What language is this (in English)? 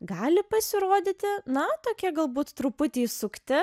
Lithuanian